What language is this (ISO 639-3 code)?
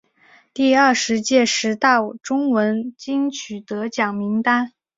zho